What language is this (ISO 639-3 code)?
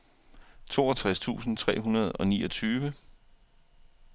dan